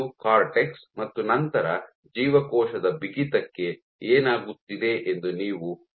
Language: Kannada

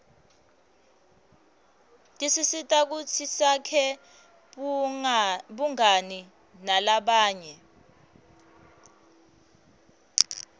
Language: Swati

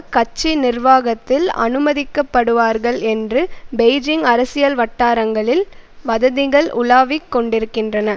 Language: Tamil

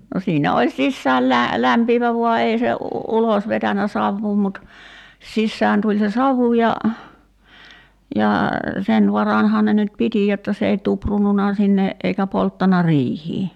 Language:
Finnish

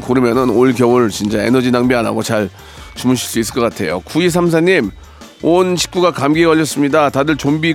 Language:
Korean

